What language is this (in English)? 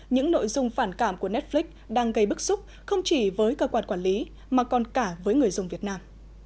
Vietnamese